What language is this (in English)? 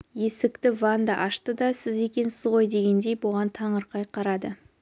Kazakh